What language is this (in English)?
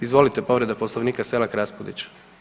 Croatian